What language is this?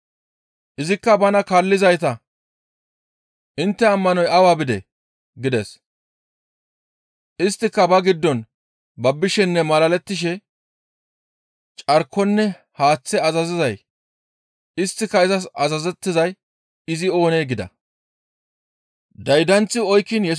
Gamo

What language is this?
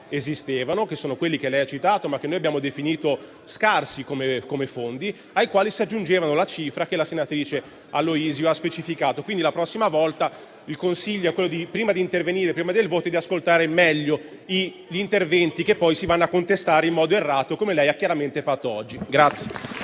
Italian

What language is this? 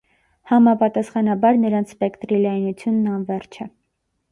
Armenian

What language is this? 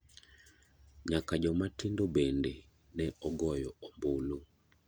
Luo (Kenya and Tanzania)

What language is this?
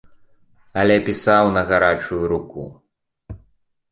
Belarusian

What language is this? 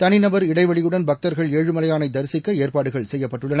Tamil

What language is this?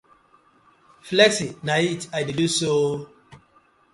Nigerian Pidgin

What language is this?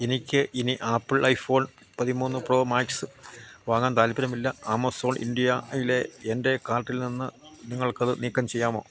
Malayalam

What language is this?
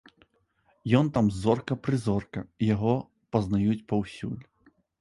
Belarusian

